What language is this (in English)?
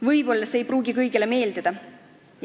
Estonian